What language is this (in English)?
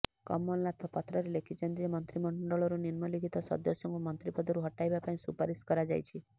Odia